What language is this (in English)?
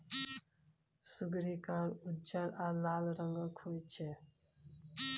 Maithili